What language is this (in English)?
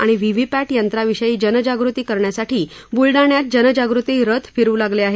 Marathi